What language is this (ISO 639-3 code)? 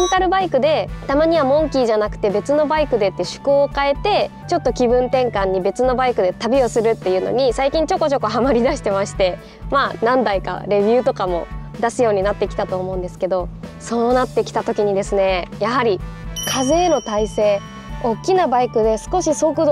jpn